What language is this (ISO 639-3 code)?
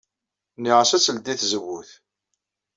kab